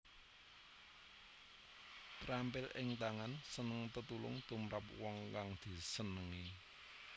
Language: Javanese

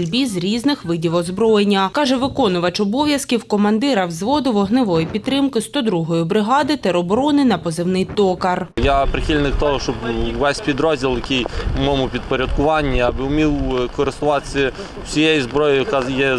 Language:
Ukrainian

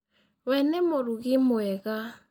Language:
Kikuyu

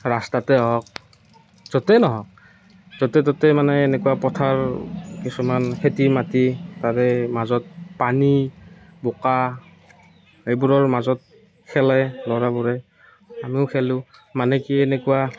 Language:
Assamese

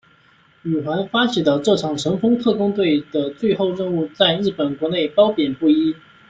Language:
Chinese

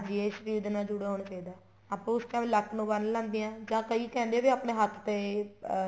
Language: Punjabi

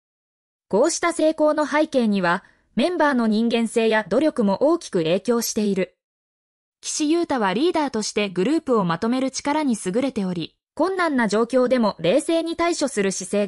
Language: Japanese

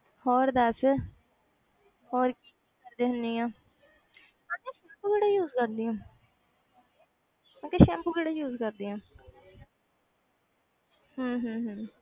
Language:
Punjabi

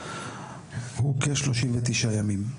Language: Hebrew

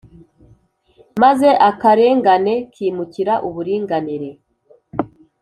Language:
Kinyarwanda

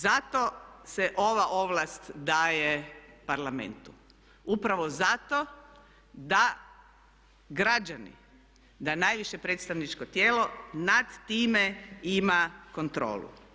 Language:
Croatian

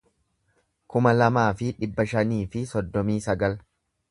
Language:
Oromo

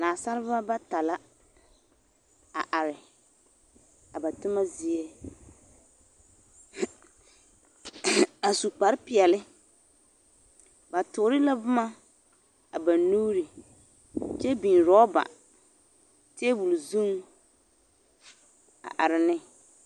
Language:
Southern Dagaare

